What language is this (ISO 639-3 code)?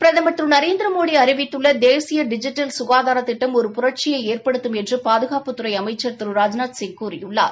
tam